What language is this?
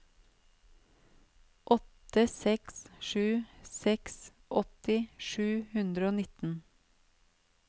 Norwegian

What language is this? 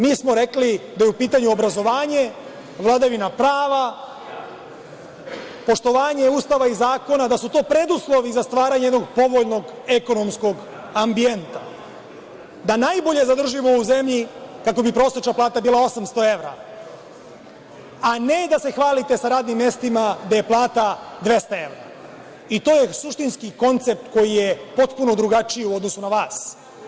Serbian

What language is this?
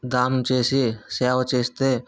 Telugu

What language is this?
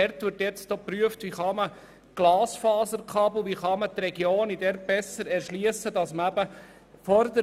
Swiss German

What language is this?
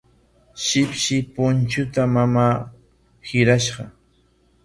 Corongo Ancash Quechua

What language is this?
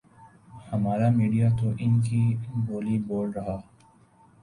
Urdu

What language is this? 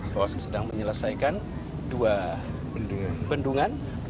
Indonesian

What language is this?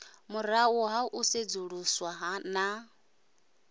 Venda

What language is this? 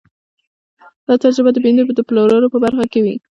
Pashto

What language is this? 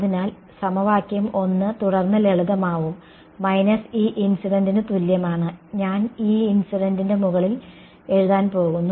Malayalam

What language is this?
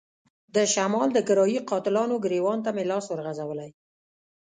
Pashto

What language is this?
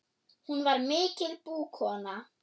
Icelandic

